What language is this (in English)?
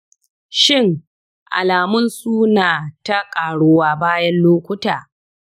Hausa